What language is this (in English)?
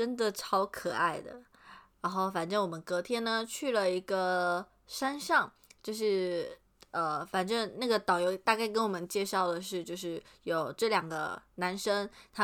Chinese